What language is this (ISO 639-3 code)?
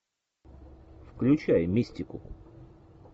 rus